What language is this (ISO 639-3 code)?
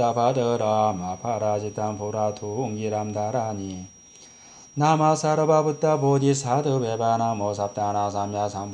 kor